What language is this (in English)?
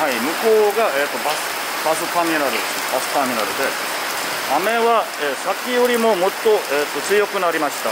Japanese